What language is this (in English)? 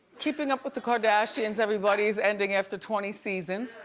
English